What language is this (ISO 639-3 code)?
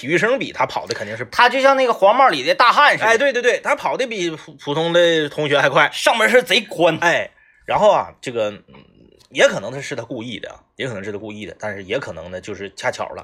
zho